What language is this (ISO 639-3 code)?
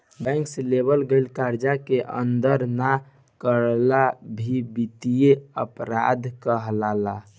bho